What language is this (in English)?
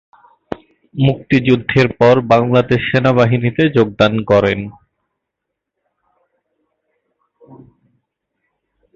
Bangla